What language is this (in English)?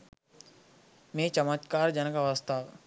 Sinhala